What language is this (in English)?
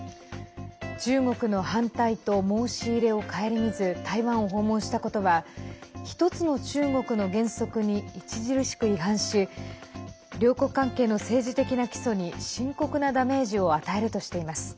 Japanese